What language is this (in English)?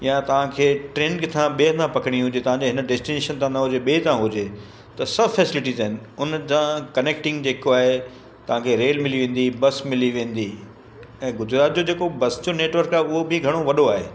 Sindhi